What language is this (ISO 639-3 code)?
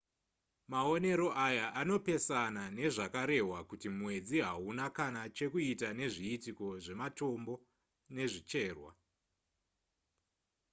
sna